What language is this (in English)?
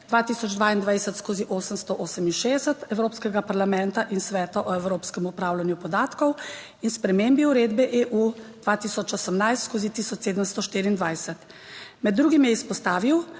Slovenian